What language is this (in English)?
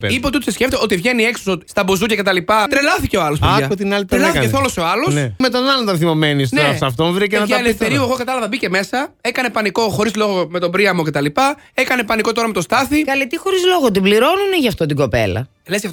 Greek